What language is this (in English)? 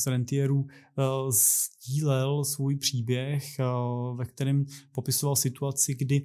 Czech